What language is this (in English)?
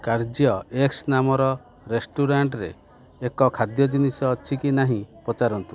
Odia